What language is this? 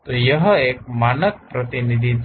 Hindi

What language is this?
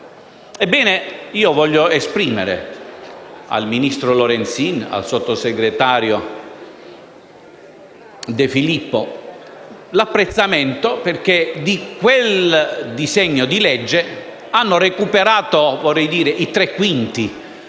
Italian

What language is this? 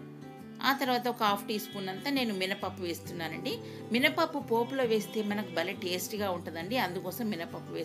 Telugu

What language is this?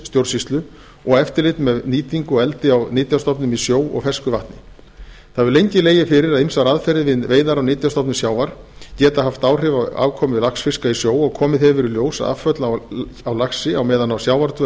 Icelandic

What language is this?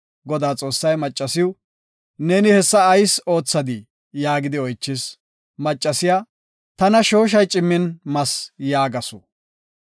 Gofa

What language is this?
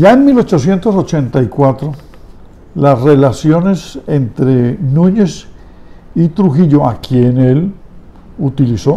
Spanish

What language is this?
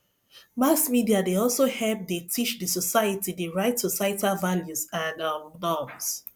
Nigerian Pidgin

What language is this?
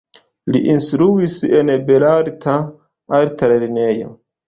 Esperanto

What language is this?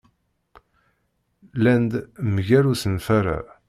Kabyle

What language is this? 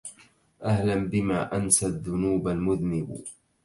Arabic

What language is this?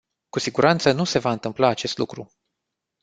Romanian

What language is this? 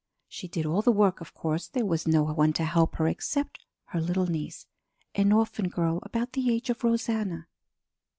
English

